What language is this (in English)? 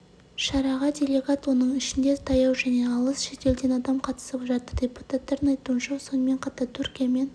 Kazakh